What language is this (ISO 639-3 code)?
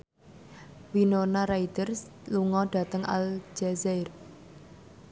jav